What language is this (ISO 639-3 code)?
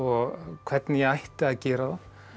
isl